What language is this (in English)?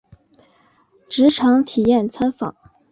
Chinese